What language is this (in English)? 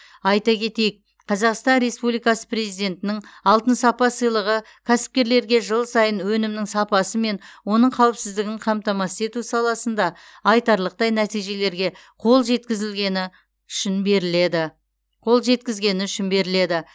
Kazakh